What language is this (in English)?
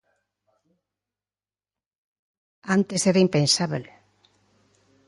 Galician